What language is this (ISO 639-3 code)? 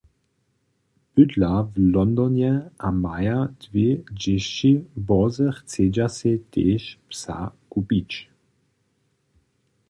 hsb